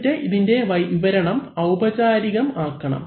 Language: Malayalam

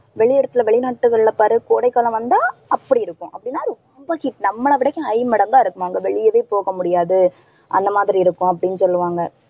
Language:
Tamil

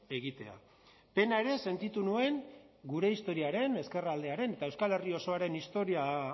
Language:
Basque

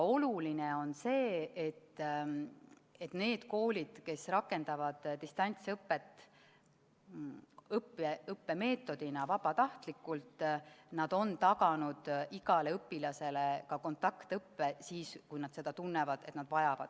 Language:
Estonian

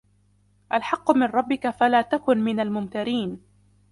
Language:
Arabic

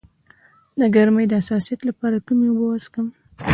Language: Pashto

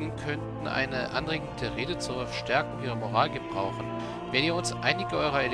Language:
German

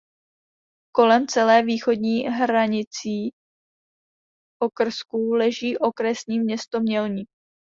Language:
Czech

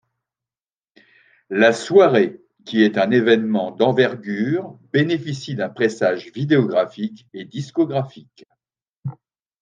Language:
French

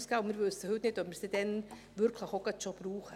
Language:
Swiss German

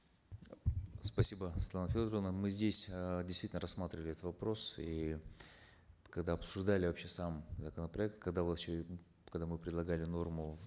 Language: Kazakh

